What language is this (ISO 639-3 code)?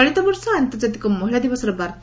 ori